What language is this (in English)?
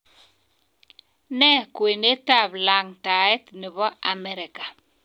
Kalenjin